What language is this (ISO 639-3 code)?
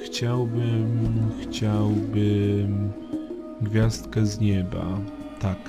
pol